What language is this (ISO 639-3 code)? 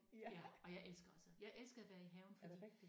dan